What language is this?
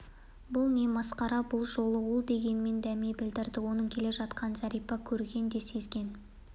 Kazakh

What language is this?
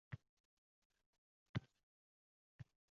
Uzbek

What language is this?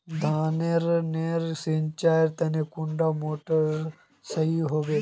Magahi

